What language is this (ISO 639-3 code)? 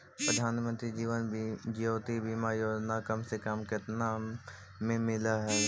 mag